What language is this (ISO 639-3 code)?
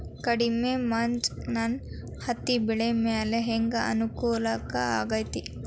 kan